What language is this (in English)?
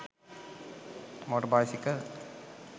Sinhala